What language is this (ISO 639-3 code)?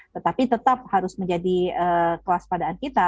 ind